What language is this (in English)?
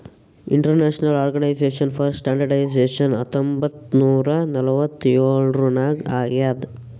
Kannada